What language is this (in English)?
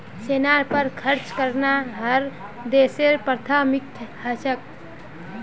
Magahi